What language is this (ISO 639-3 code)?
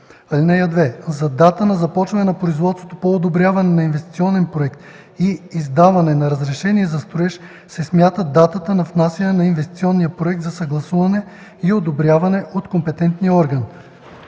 bul